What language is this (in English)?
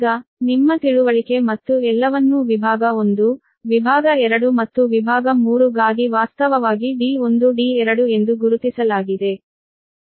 Kannada